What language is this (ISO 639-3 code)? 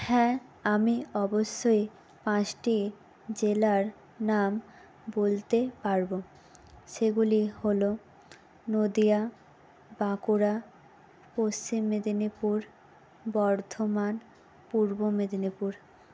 ben